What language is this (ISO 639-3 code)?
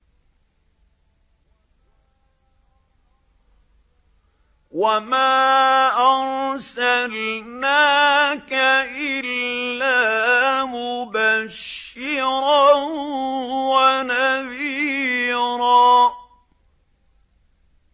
ara